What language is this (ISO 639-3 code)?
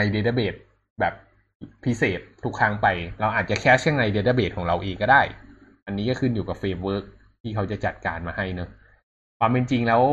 tha